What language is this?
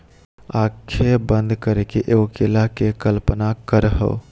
Magahi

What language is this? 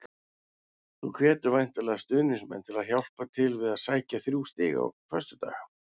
Icelandic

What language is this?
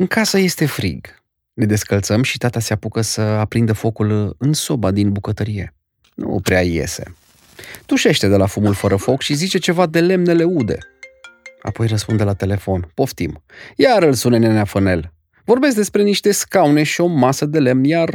Romanian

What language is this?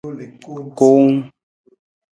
Nawdm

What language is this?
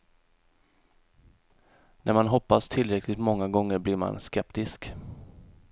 Swedish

